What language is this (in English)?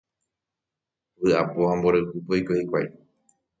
Guarani